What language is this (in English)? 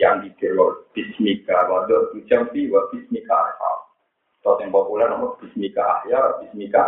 Indonesian